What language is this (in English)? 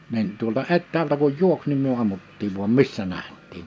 Finnish